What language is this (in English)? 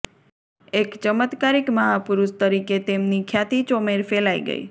Gujarati